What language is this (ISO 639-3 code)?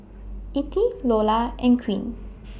eng